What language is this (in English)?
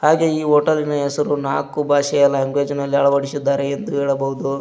Kannada